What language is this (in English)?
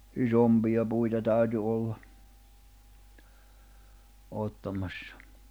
Finnish